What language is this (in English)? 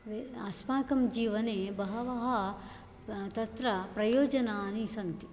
Sanskrit